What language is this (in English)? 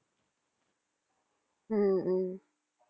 Tamil